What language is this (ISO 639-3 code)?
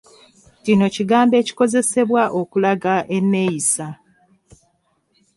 lug